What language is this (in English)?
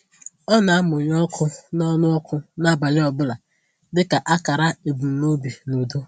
Igbo